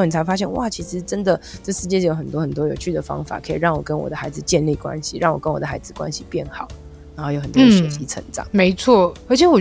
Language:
Chinese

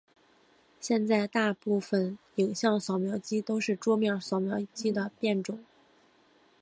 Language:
Chinese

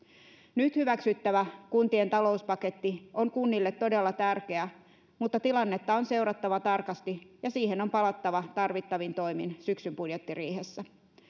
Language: Finnish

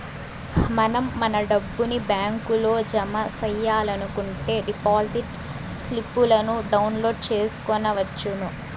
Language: Telugu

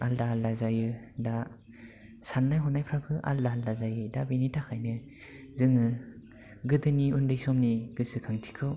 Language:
Bodo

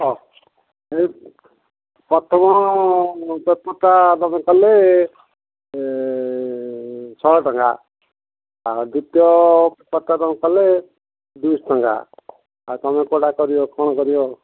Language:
Odia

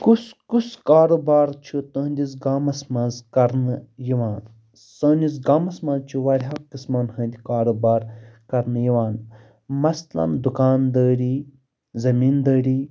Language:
Kashmiri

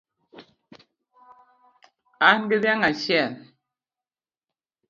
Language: Luo (Kenya and Tanzania)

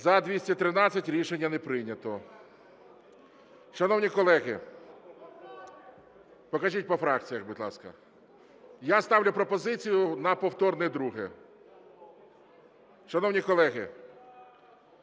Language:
Ukrainian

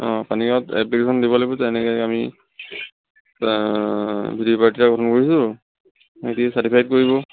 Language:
Assamese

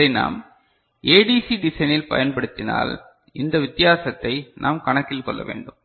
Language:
Tamil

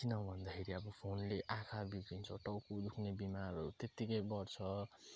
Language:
Nepali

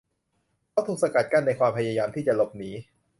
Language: Thai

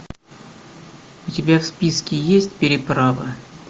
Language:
Russian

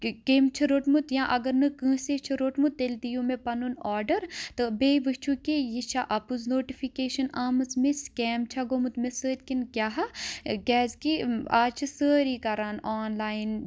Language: Kashmiri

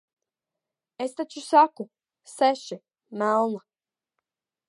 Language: Latvian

